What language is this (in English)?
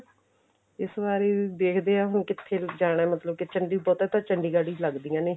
Punjabi